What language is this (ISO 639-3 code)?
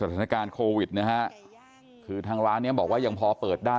tha